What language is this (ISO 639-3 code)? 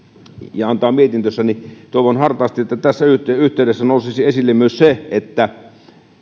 fin